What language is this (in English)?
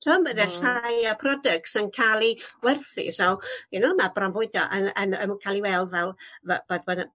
Welsh